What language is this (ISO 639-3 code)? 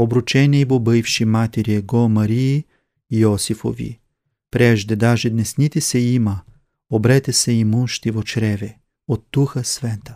bul